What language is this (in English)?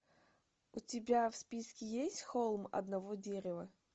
Russian